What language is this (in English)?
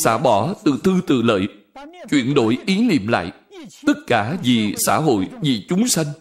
Vietnamese